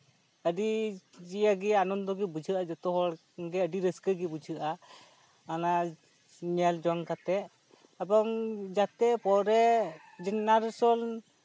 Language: Santali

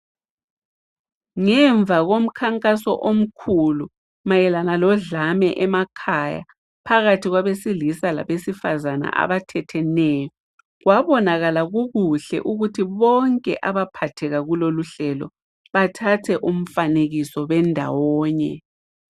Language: North Ndebele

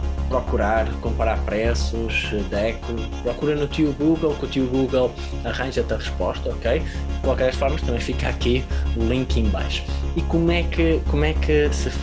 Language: Portuguese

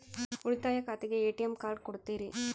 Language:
Kannada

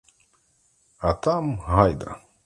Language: Ukrainian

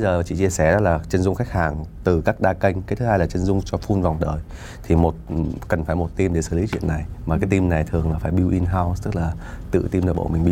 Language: Vietnamese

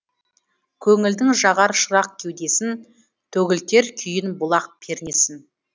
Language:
Kazakh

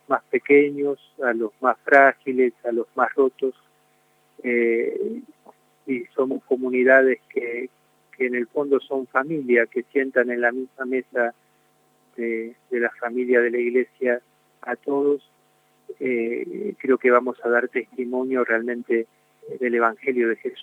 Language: Spanish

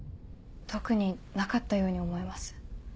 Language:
Japanese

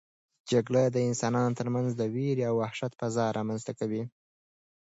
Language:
Pashto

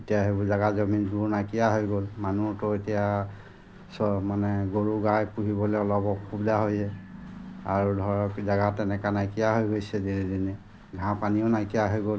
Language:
Assamese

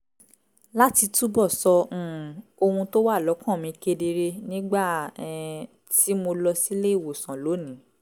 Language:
Yoruba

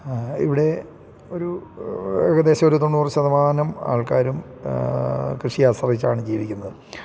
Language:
Malayalam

